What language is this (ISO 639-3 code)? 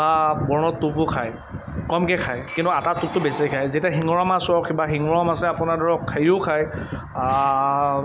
asm